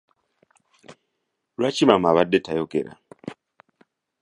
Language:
Ganda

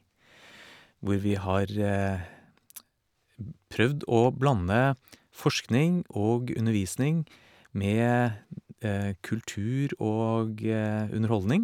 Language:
Norwegian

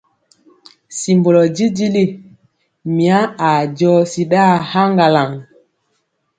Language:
Mpiemo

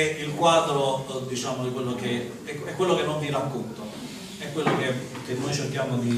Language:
Italian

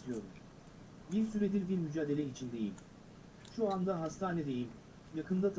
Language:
Turkish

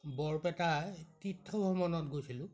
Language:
Assamese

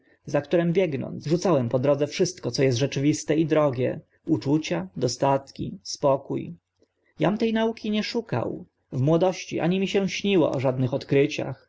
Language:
Polish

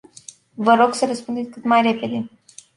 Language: Romanian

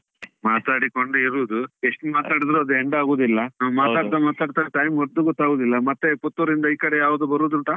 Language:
Kannada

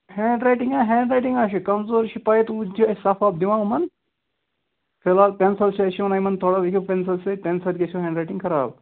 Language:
Kashmiri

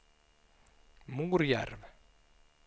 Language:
Swedish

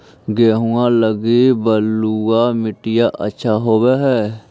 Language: Magahi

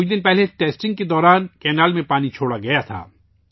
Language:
Urdu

